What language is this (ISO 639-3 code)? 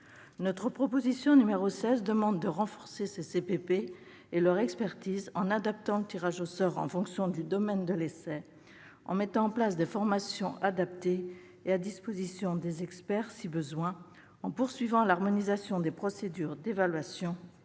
fra